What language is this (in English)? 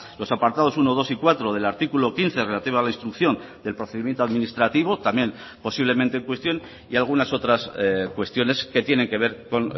Spanish